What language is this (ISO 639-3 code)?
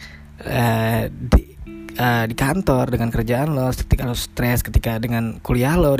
ind